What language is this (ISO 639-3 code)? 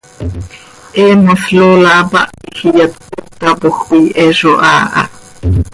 sei